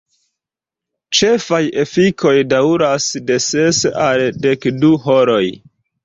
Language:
Esperanto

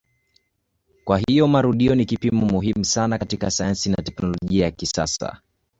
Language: Swahili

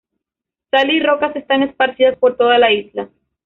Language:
Spanish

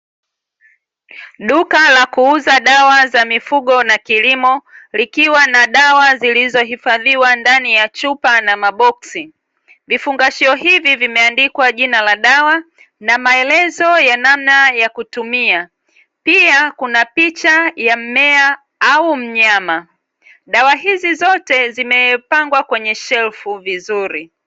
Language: Swahili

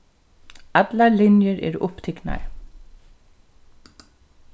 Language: Faroese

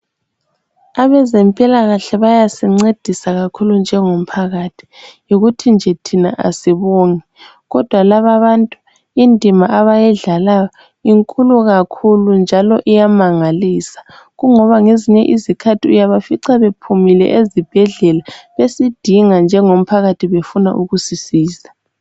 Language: North Ndebele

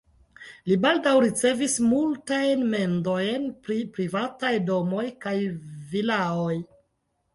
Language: Esperanto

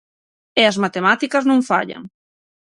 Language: Galician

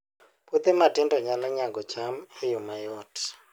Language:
Luo (Kenya and Tanzania)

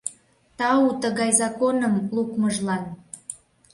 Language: Mari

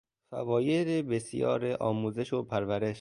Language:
Persian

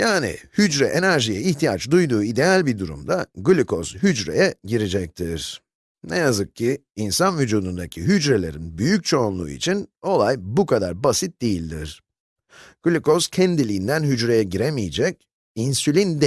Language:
Turkish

